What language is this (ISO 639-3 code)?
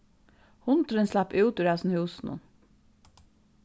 fao